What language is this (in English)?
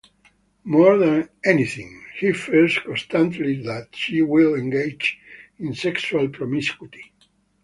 English